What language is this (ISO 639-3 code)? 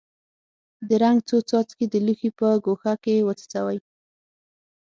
pus